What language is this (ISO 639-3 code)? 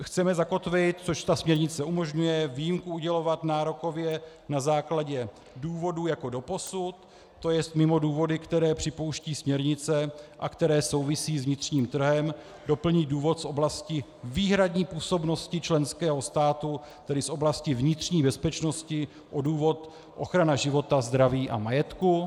ces